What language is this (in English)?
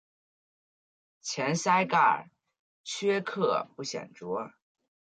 Chinese